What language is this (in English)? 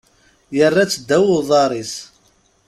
Kabyle